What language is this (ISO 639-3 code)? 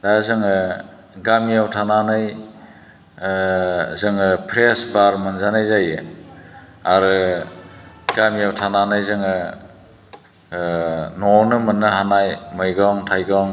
brx